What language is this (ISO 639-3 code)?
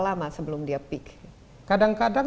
ind